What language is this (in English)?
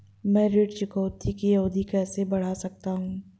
Hindi